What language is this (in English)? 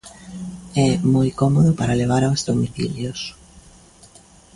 Galician